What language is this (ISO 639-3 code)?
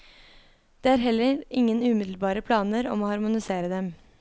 nor